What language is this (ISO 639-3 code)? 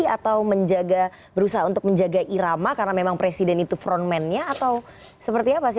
ind